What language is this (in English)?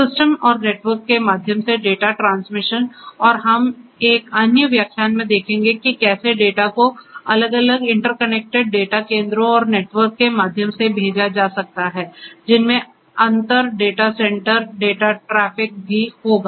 Hindi